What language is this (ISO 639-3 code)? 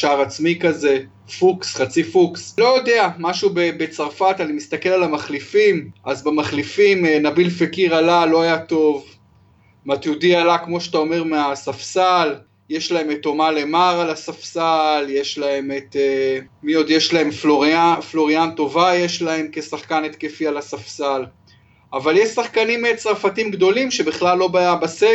heb